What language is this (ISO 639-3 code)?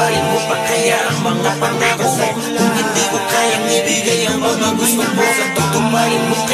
tha